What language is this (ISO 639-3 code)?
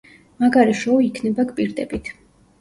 kat